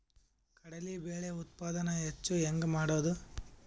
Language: Kannada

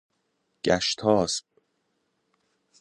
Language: Persian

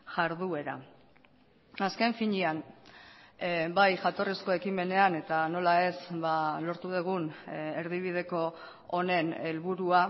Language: Basque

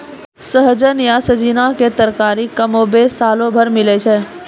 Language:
Maithili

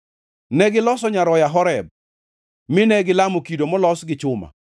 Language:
Luo (Kenya and Tanzania)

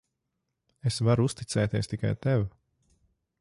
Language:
Latvian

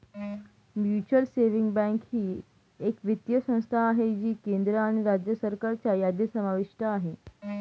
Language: Marathi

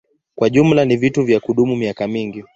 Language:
Swahili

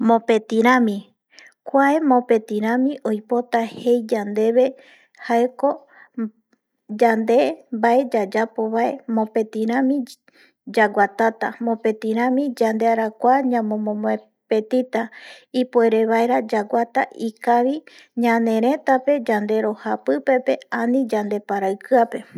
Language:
Eastern Bolivian Guaraní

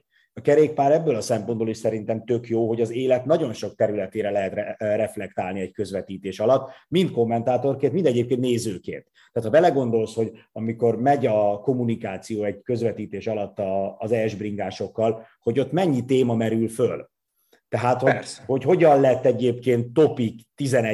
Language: Hungarian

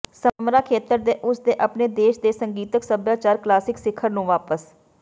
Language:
Punjabi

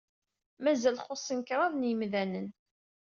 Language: Kabyle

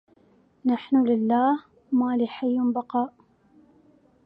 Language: Arabic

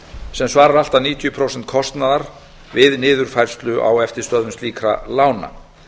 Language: Icelandic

